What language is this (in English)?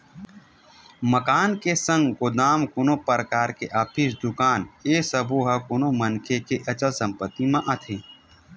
Chhattisgarhi